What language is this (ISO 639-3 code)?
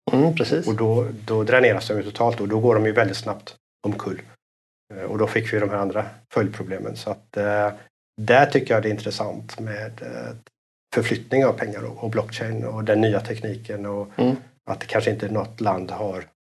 swe